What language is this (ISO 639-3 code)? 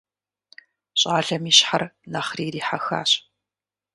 kbd